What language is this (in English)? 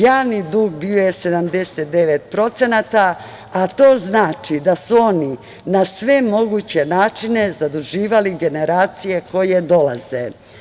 Serbian